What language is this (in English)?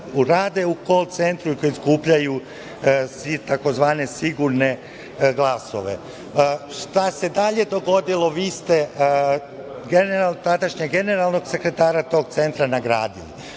Serbian